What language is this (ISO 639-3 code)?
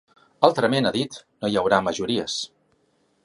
cat